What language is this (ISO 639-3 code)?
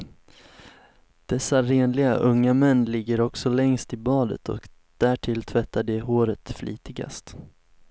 swe